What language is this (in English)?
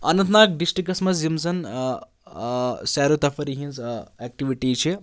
Kashmiri